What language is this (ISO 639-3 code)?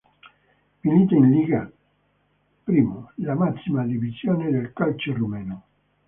ita